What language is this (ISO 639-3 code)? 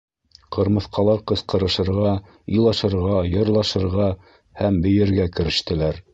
bak